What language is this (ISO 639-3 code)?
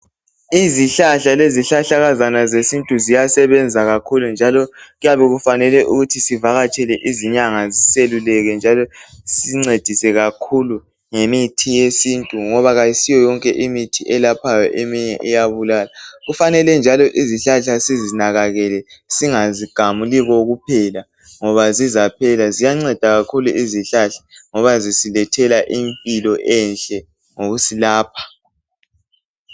nde